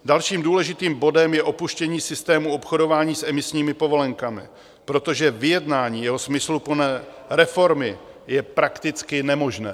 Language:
Czech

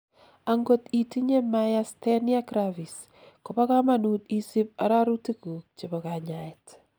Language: Kalenjin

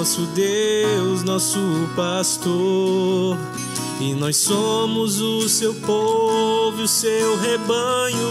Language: Portuguese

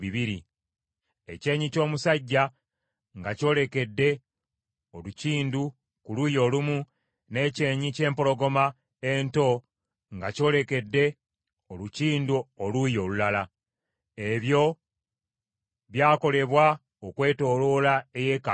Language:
Ganda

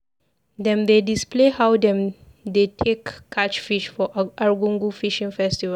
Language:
Nigerian Pidgin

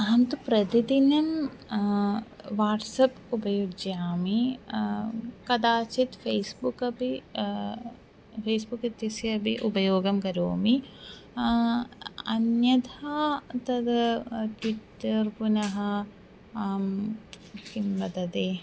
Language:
Sanskrit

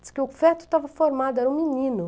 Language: Portuguese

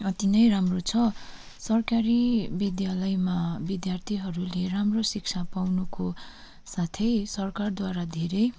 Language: Nepali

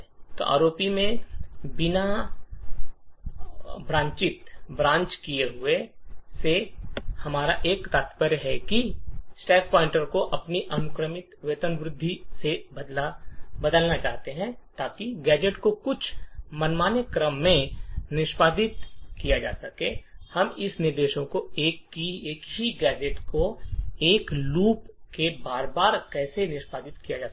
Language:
Hindi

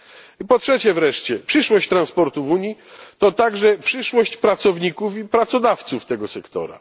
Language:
Polish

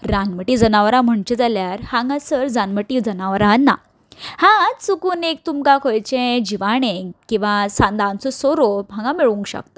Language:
Konkani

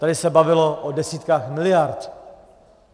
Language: Czech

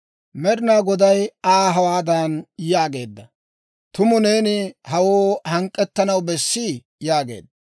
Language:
Dawro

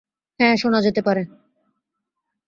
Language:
Bangla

